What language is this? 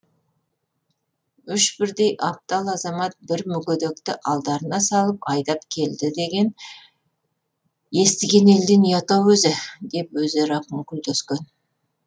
Kazakh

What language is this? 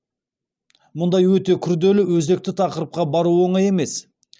Kazakh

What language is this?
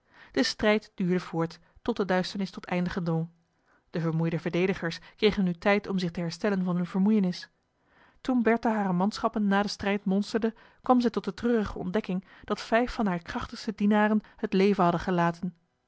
Dutch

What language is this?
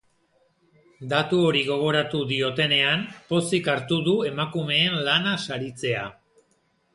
Basque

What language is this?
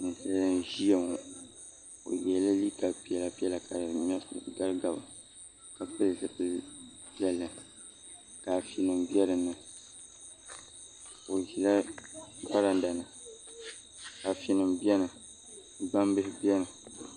Dagbani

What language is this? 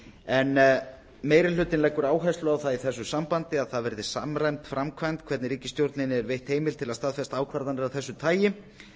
Icelandic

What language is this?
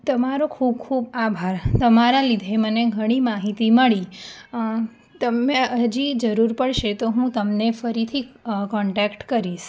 Gujarati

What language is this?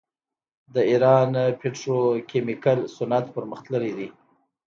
Pashto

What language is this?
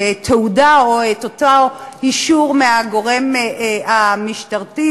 Hebrew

